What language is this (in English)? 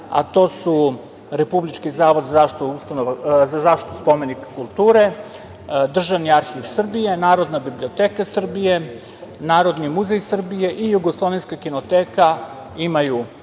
Serbian